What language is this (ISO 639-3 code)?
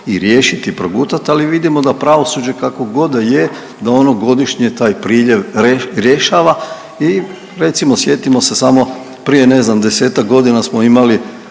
hrv